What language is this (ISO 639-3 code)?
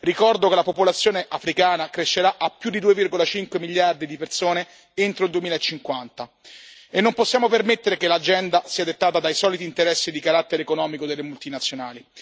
ita